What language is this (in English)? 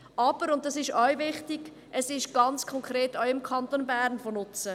Swiss German